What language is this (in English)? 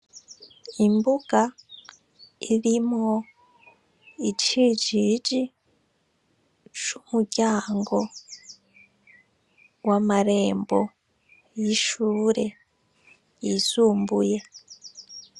Rundi